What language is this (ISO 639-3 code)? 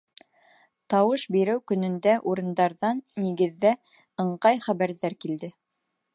bak